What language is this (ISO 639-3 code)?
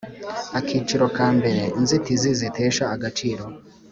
kin